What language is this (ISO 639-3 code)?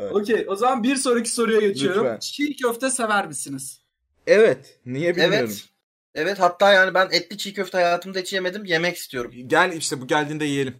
tur